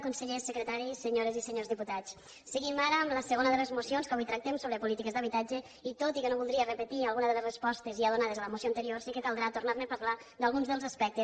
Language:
Catalan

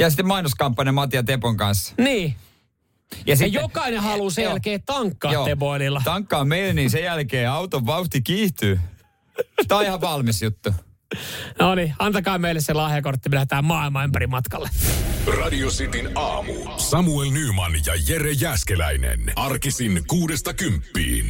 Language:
Finnish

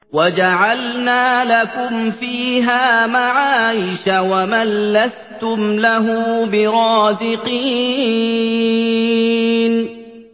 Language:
Arabic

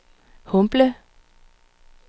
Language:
Danish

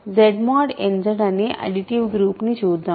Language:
Telugu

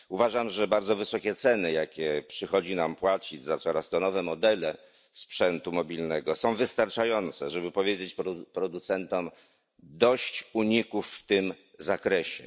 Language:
Polish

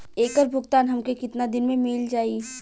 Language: Bhojpuri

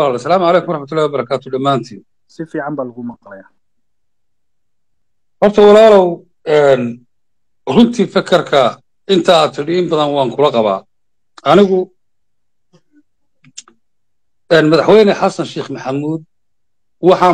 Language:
Arabic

